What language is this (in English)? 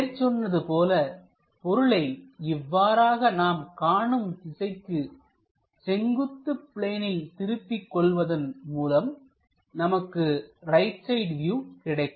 Tamil